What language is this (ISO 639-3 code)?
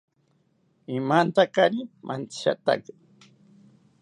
cpy